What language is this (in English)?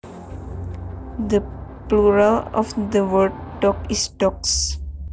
Javanese